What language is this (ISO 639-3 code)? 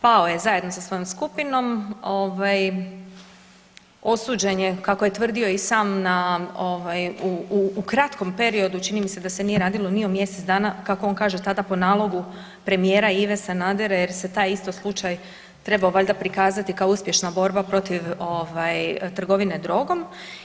hrv